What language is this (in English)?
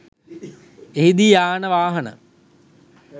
Sinhala